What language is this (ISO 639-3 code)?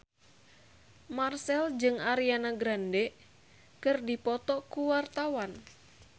sun